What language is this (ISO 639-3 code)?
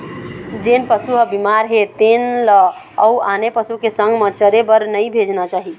hne